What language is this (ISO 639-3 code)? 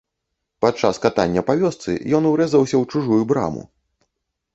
bel